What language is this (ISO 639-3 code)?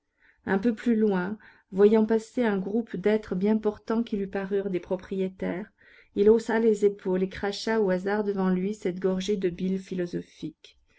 fra